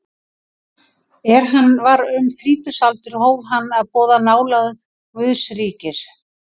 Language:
Icelandic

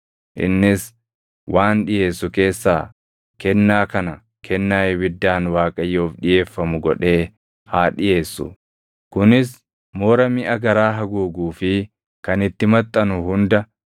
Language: Oromo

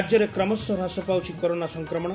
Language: Odia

